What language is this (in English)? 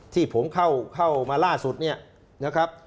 Thai